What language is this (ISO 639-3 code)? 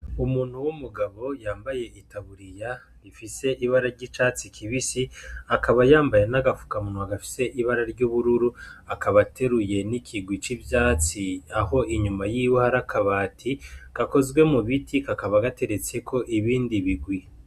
run